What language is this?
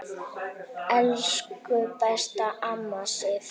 Icelandic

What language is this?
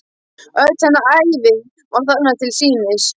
Icelandic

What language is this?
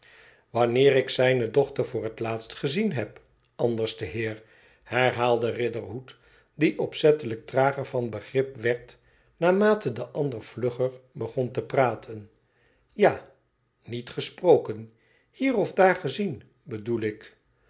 Dutch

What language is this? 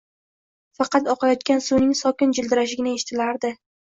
Uzbek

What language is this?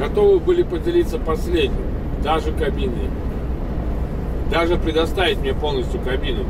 Russian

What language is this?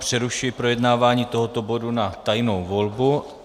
Czech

